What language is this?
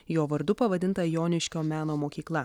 Lithuanian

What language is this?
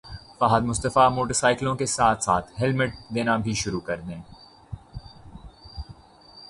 Urdu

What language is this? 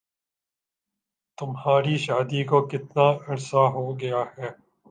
Urdu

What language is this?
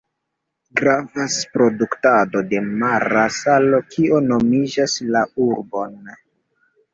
Esperanto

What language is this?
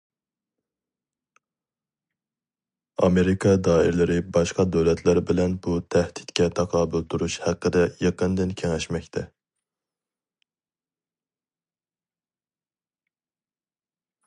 Uyghur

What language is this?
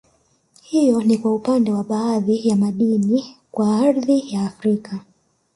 Swahili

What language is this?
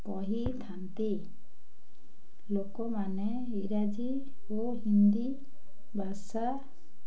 Odia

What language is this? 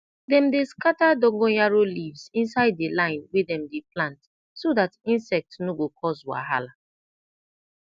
Nigerian Pidgin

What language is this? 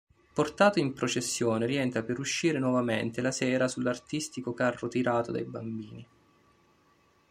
Italian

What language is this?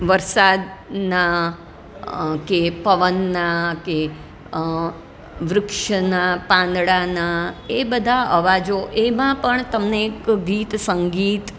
Gujarati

